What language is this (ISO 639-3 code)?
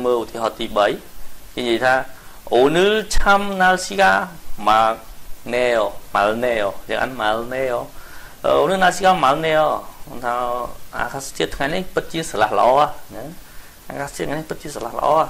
tha